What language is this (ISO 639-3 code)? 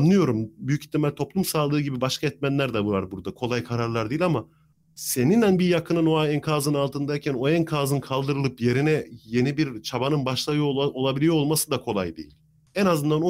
tur